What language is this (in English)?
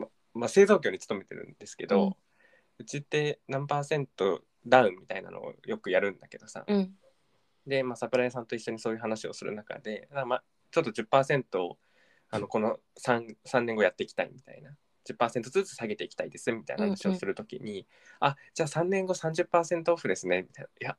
Japanese